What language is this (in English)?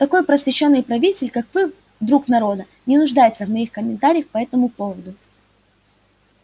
Russian